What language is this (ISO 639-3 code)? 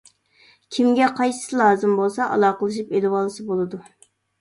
uig